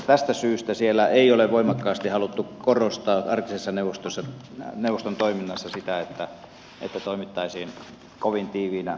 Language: Finnish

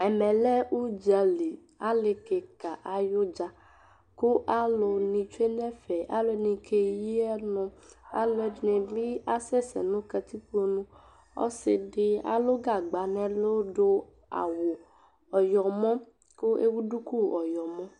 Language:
Ikposo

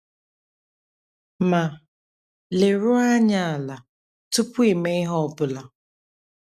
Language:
Igbo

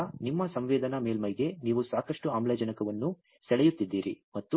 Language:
Kannada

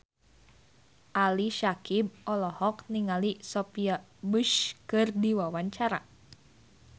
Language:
Sundanese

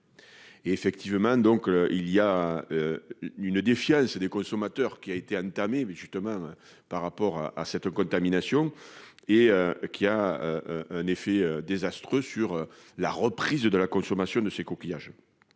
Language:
French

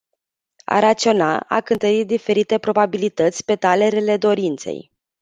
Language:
Romanian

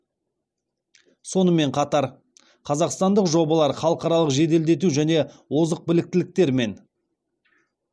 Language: Kazakh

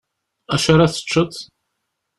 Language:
Kabyle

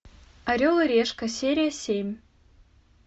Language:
Russian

